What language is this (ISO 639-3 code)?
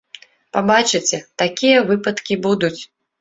bel